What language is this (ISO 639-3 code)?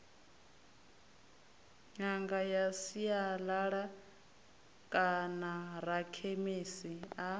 ven